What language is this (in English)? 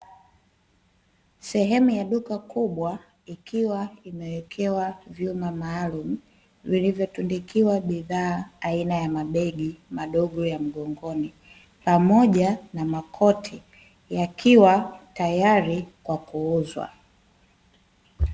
Swahili